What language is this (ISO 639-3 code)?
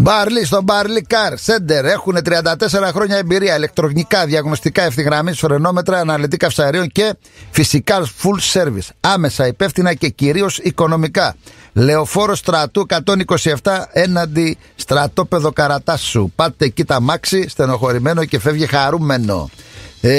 ell